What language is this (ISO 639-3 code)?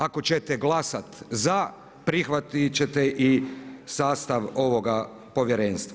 hrv